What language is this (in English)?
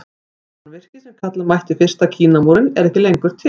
Icelandic